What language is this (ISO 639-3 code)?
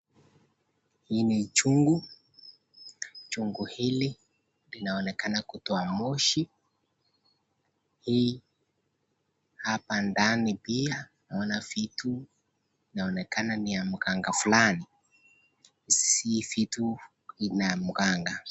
swa